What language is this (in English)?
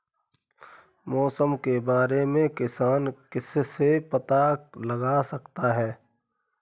Hindi